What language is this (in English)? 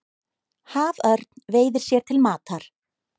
Icelandic